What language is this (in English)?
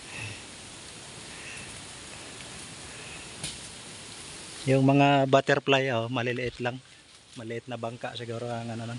Filipino